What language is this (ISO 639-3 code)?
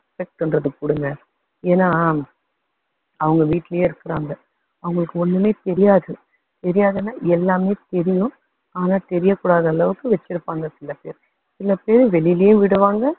tam